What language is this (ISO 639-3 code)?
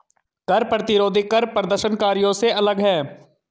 hin